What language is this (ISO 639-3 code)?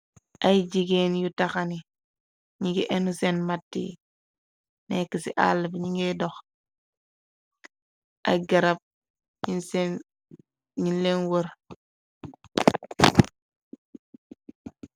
wol